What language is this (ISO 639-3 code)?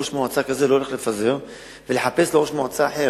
heb